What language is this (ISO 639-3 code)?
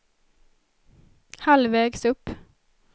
swe